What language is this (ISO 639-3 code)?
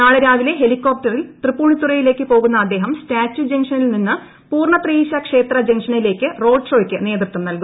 mal